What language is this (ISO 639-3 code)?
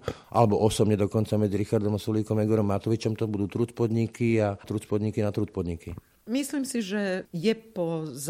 slk